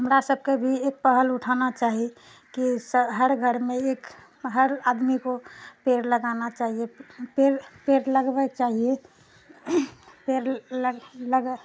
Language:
Maithili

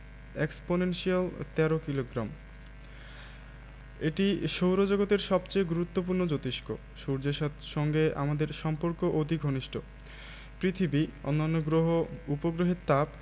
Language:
Bangla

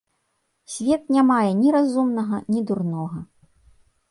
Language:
Belarusian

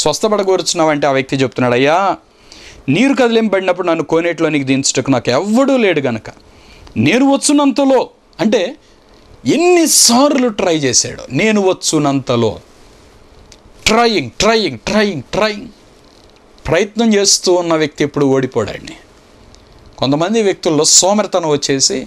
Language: Romanian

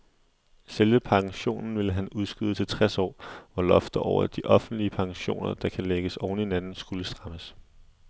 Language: Danish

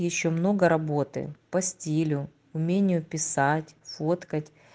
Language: Russian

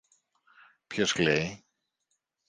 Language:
Greek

